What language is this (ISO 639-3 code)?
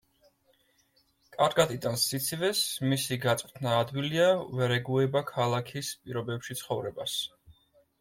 kat